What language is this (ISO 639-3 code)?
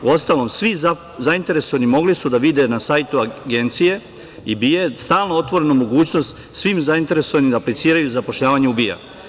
srp